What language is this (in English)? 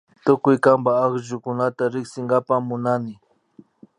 Imbabura Highland Quichua